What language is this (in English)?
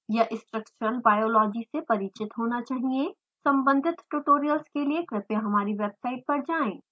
Hindi